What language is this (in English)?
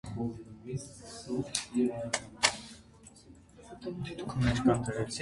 Armenian